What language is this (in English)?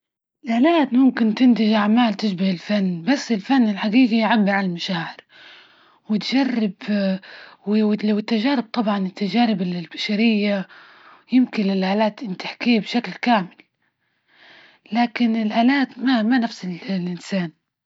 Libyan Arabic